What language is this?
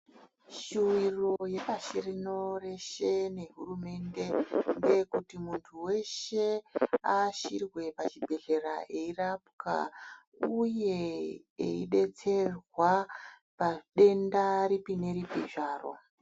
Ndau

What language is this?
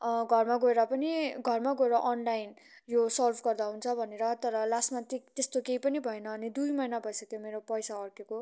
Nepali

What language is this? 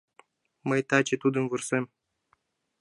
Mari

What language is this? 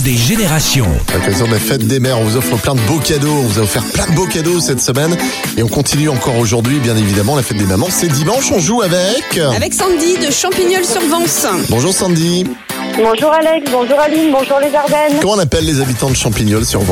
French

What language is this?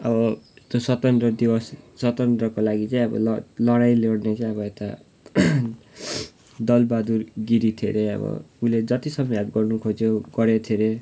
Nepali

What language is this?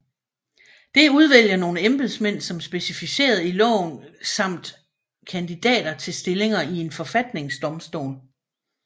Danish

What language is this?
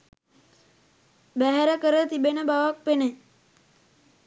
Sinhala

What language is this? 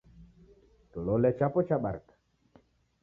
Taita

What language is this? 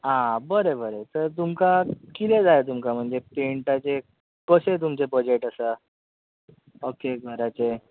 Konkani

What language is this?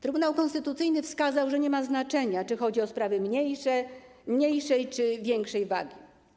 Polish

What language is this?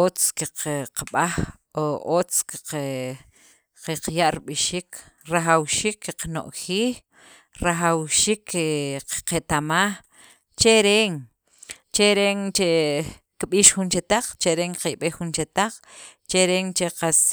Sacapulteco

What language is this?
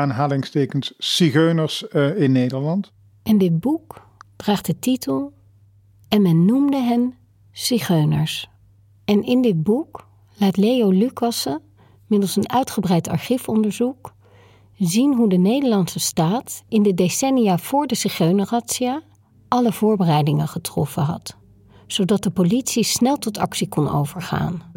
Dutch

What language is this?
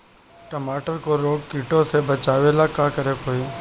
Bhojpuri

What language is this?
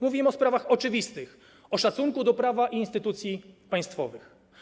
Polish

